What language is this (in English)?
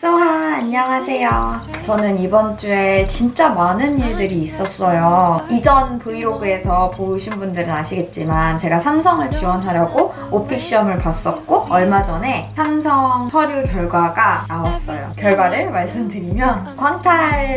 Korean